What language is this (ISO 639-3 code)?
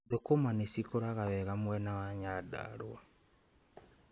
kik